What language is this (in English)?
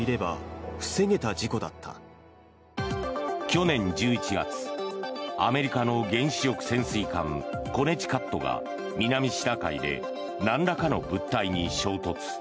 Japanese